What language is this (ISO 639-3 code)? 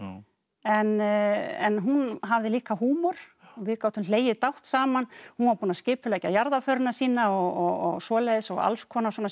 isl